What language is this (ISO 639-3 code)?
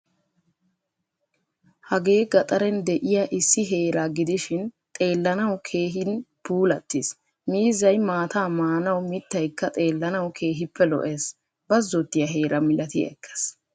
wal